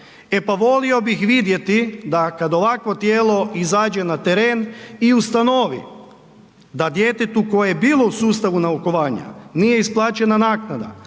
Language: Croatian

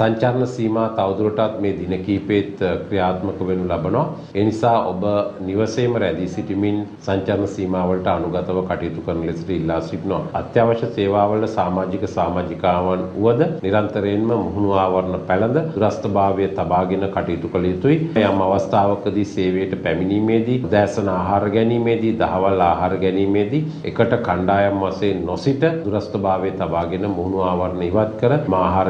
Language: Hindi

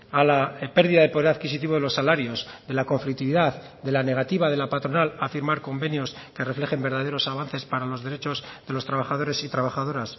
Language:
Spanish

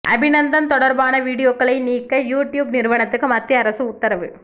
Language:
Tamil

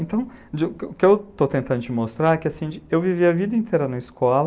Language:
Portuguese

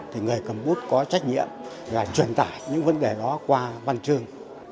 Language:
Vietnamese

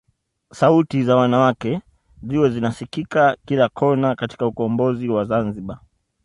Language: Swahili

